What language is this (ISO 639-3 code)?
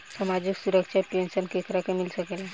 bho